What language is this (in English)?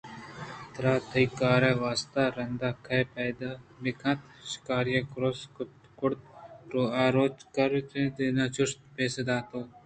Eastern Balochi